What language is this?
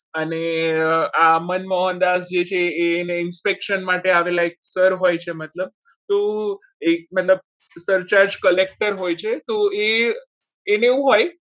Gujarati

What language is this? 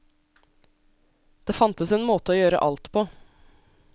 Norwegian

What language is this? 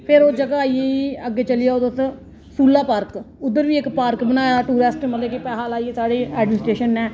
Dogri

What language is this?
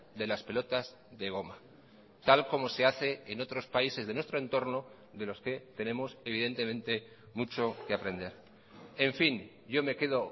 Spanish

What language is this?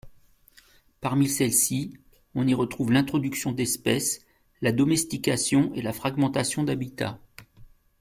French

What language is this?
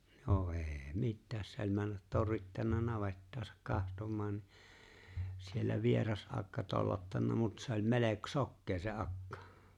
Finnish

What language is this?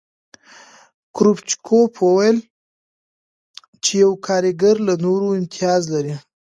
Pashto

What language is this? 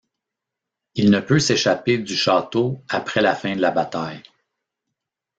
French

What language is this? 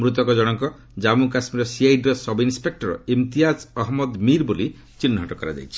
Odia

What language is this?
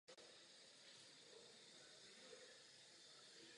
Czech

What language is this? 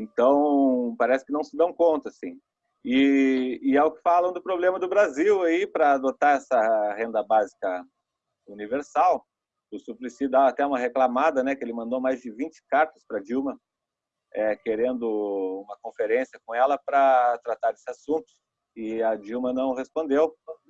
Portuguese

